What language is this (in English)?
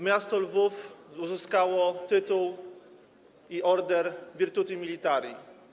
Polish